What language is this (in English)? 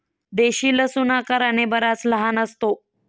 Marathi